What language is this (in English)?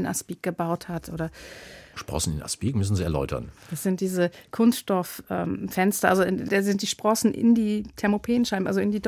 German